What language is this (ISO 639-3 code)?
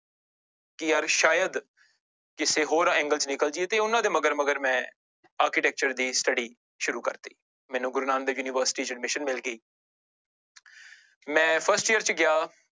pan